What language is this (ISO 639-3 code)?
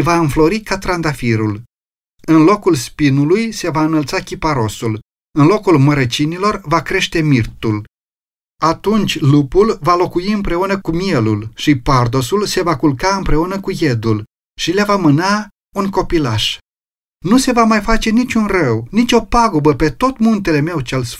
ron